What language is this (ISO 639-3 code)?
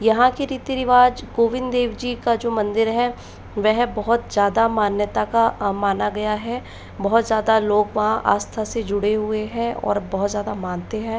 hin